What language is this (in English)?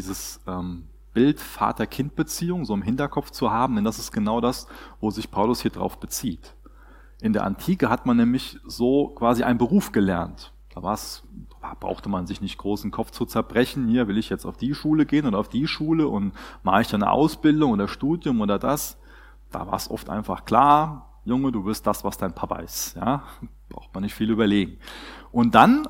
German